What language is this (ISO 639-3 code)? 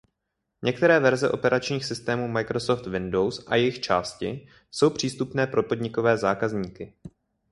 ces